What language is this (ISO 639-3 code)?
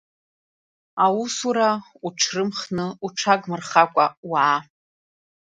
abk